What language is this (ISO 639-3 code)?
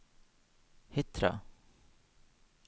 nor